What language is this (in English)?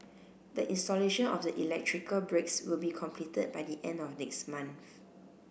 English